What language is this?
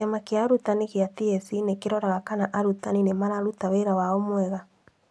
Kikuyu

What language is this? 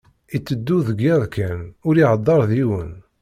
Kabyle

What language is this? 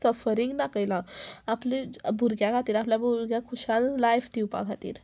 Konkani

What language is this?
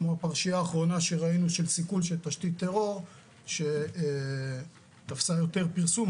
Hebrew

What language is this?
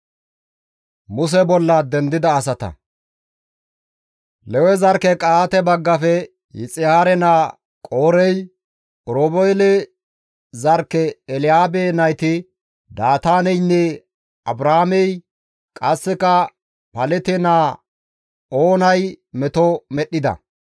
Gamo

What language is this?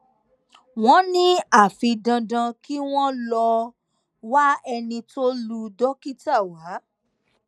Yoruba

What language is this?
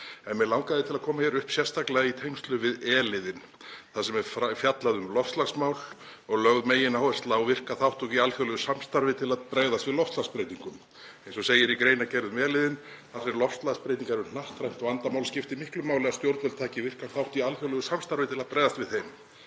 Icelandic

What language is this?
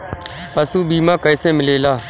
Bhojpuri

